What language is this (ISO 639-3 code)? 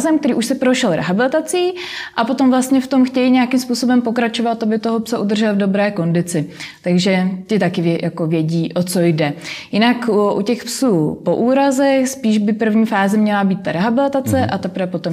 ces